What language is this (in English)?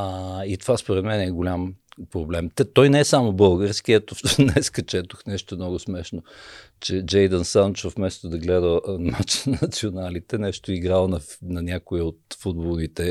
Bulgarian